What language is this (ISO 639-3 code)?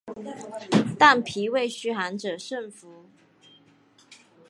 zho